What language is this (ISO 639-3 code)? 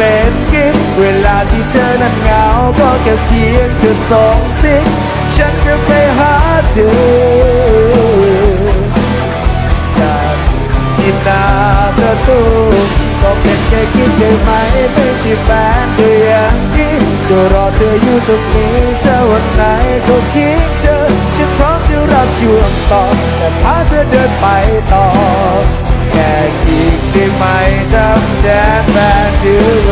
tha